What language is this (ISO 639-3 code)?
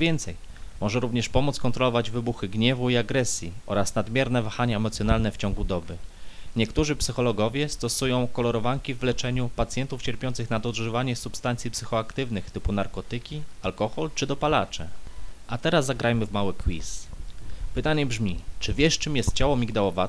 pol